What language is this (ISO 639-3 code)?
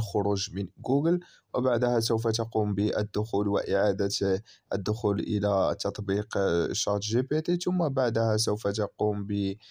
ara